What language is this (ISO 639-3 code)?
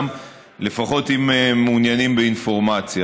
heb